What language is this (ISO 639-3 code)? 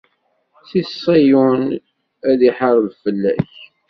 kab